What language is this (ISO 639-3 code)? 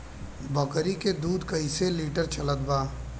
bho